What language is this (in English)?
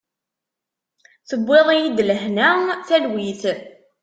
Kabyle